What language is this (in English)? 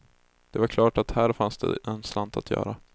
Swedish